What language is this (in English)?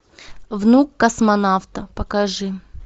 Russian